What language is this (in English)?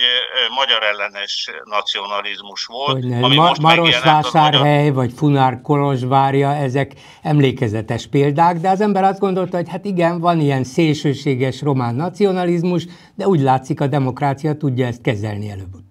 Hungarian